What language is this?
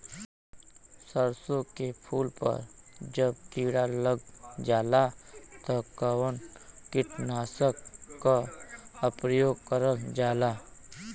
Bhojpuri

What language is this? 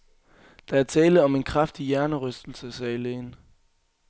Danish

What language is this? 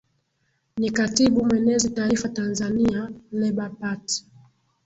Swahili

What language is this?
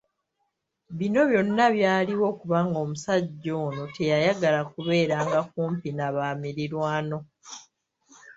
Ganda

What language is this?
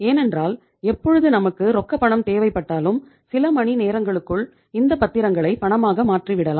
Tamil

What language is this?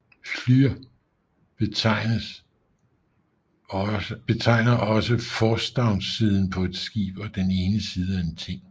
Danish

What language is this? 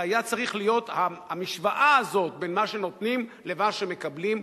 Hebrew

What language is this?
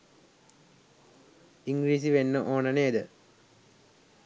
Sinhala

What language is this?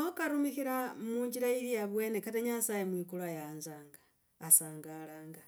Logooli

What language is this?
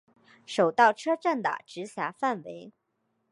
Chinese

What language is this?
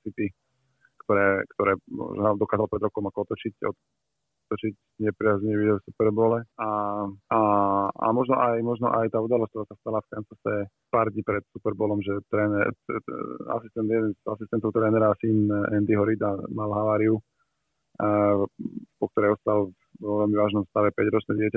Slovak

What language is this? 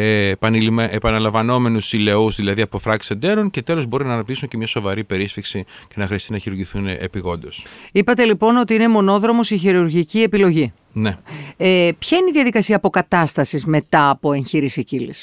Greek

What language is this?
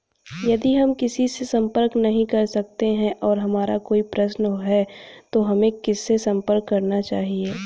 Hindi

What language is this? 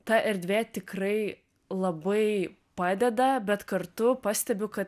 Lithuanian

